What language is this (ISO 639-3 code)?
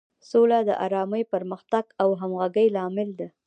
pus